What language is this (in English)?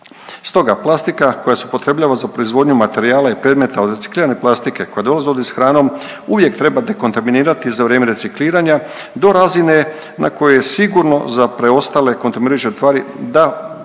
Croatian